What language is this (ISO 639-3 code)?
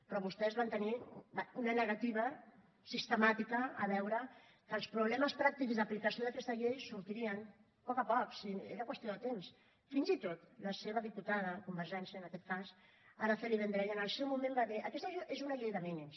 cat